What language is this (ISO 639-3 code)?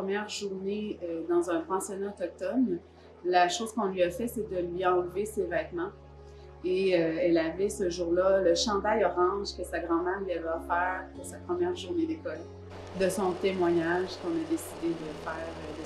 fra